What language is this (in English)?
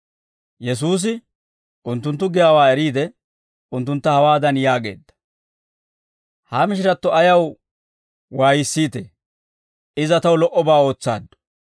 Dawro